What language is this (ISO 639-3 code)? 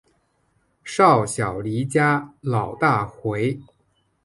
zho